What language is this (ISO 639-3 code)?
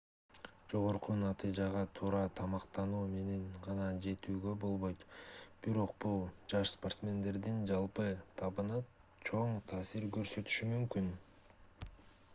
kir